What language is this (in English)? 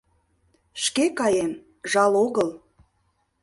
Mari